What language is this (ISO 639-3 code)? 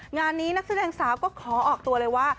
tha